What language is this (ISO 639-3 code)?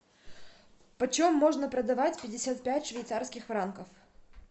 rus